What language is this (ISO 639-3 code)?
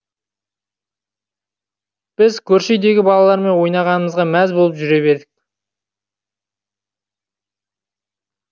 kaz